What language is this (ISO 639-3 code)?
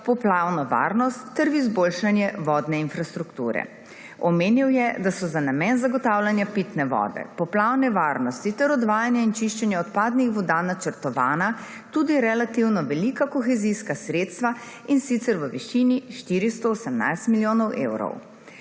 slv